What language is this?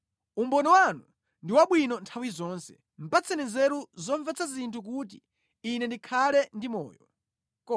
Nyanja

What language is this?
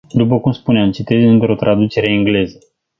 Romanian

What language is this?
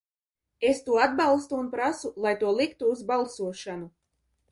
Latvian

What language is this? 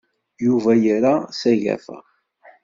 Kabyle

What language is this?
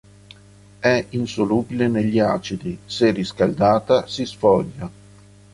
Italian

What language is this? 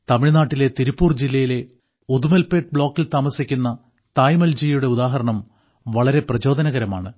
Malayalam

